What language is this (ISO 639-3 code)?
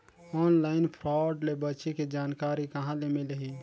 hne